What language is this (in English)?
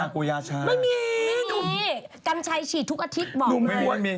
Thai